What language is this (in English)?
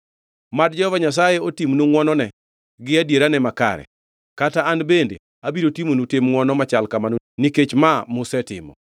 Luo (Kenya and Tanzania)